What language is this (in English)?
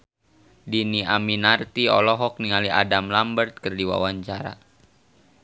Sundanese